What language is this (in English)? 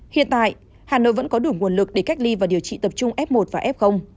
Vietnamese